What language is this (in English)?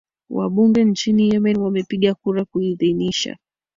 Swahili